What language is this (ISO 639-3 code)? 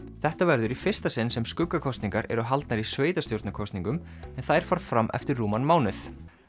isl